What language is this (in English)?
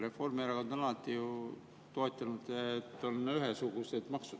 Estonian